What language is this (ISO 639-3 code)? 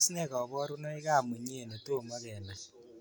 kln